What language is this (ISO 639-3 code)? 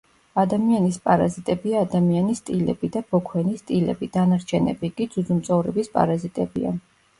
kat